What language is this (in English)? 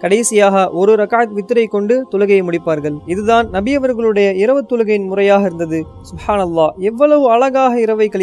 Indonesian